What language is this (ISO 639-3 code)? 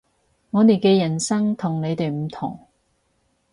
yue